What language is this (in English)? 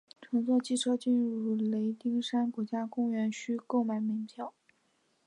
Chinese